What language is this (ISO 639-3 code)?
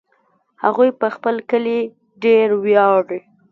pus